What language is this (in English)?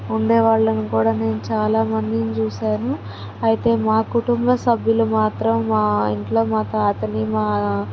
Telugu